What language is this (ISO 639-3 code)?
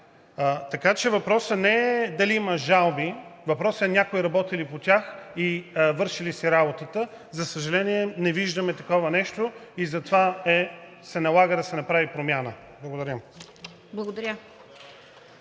bul